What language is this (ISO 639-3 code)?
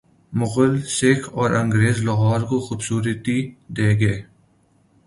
urd